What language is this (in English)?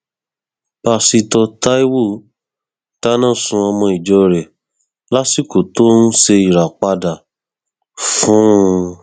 Yoruba